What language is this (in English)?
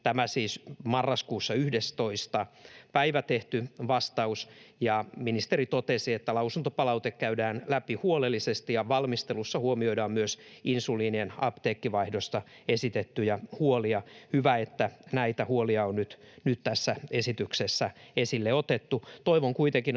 Finnish